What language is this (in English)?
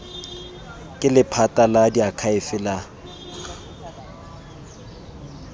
Tswana